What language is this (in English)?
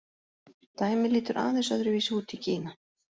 Icelandic